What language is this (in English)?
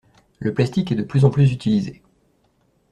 French